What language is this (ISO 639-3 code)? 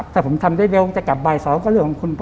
tha